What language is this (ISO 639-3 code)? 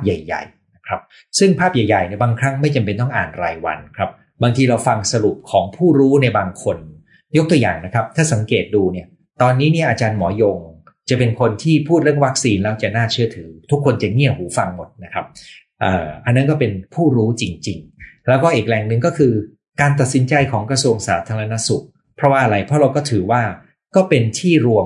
tha